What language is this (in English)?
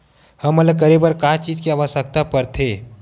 Chhattisgarhi